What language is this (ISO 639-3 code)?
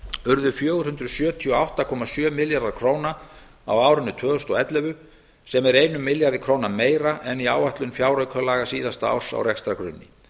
isl